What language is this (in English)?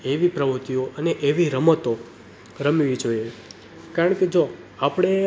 Gujarati